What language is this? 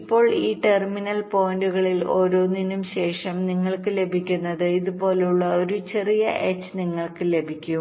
Malayalam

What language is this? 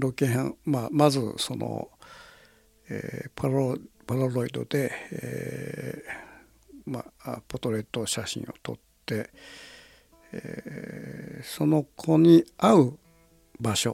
Japanese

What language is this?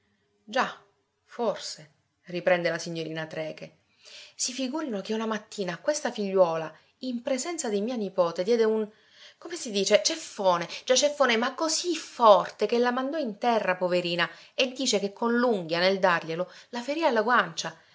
Italian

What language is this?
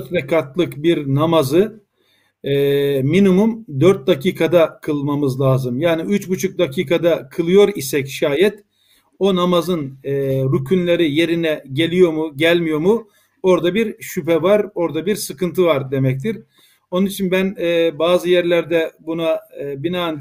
Turkish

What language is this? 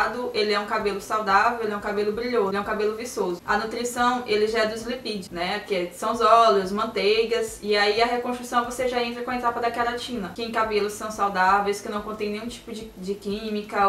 Portuguese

